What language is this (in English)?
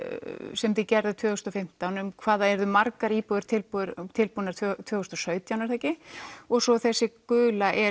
Icelandic